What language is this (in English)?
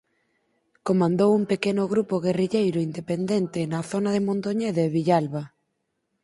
Galician